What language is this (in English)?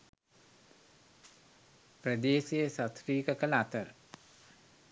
Sinhala